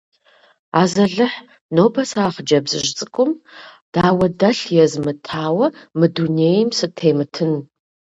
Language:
Kabardian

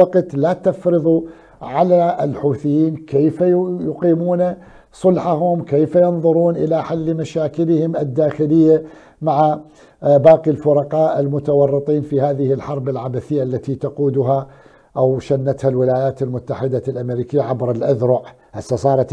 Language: Arabic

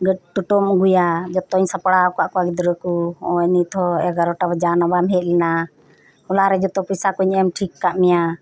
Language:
Santali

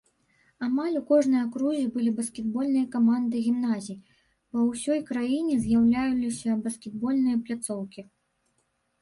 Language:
Belarusian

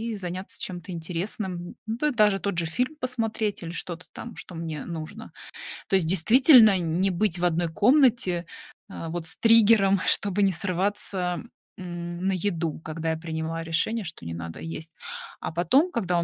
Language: Russian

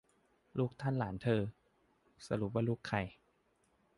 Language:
Thai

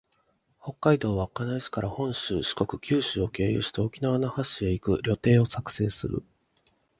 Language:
Japanese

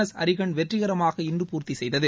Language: Tamil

